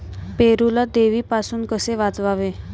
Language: Marathi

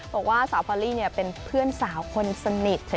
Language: Thai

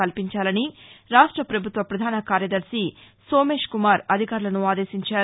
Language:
Telugu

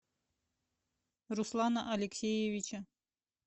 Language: Russian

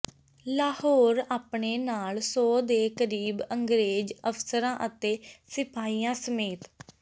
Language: Punjabi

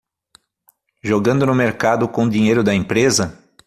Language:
Portuguese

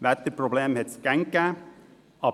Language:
Swiss German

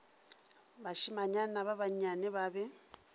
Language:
Northern Sotho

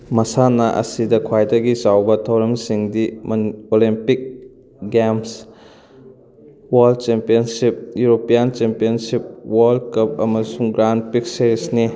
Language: Manipuri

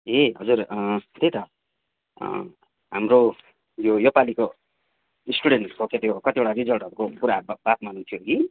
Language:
Nepali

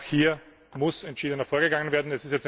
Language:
German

